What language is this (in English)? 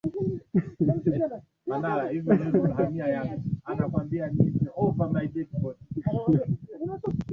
Swahili